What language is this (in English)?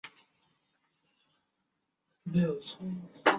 Chinese